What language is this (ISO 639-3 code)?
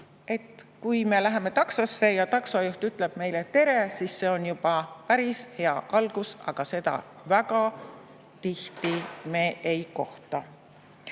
est